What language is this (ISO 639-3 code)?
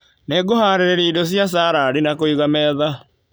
kik